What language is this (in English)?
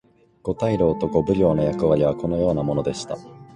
Japanese